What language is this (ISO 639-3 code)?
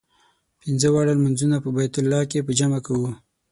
pus